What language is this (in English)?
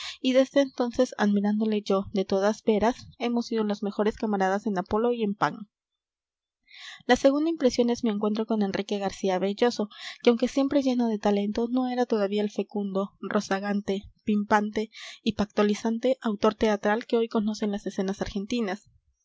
Spanish